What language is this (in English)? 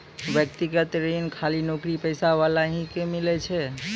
Maithili